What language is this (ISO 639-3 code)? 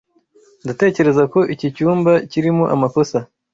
kin